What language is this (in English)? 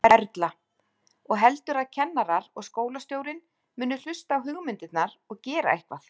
Icelandic